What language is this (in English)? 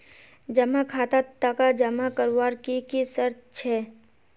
Magahi